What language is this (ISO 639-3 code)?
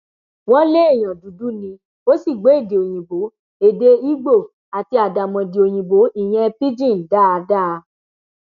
yor